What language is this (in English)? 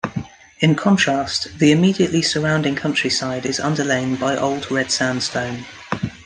English